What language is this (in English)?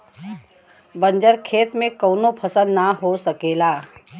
Bhojpuri